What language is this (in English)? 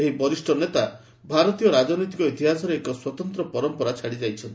Odia